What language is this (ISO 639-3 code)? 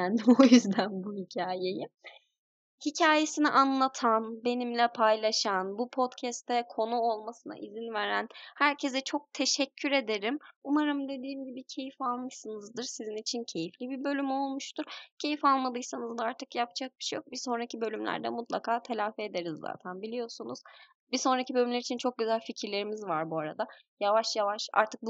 tur